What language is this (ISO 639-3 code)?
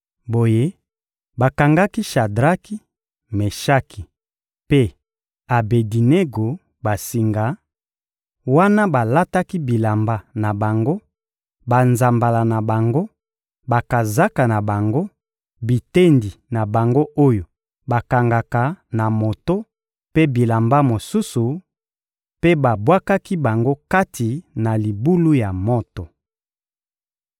lin